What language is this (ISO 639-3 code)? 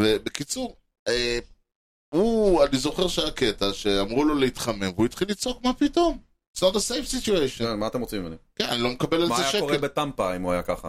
heb